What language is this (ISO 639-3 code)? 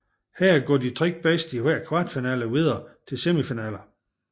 dan